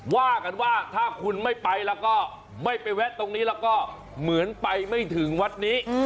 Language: Thai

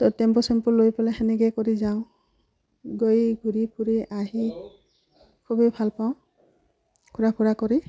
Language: Assamese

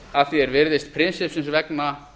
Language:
Icelandic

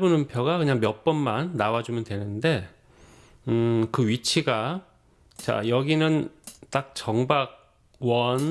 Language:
Korean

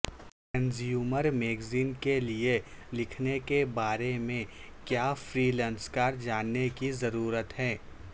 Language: Urdu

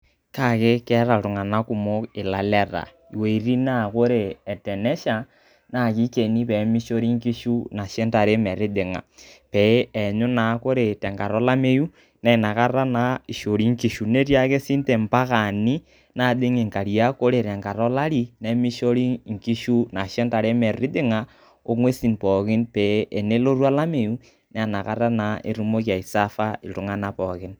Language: Masai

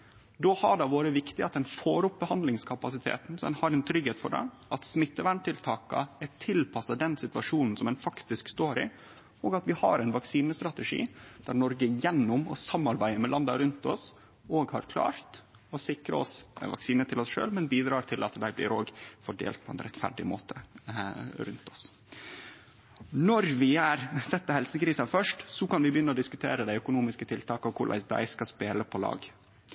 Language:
Norwegian Nynorsk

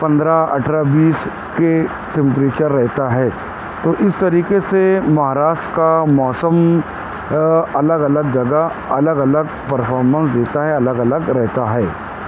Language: Urdu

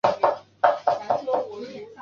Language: Chinese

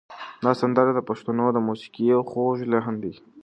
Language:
Pashto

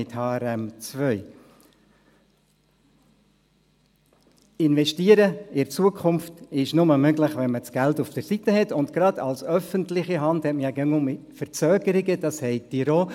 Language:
Swiss German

